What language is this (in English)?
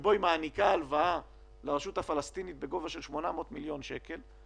Hebrew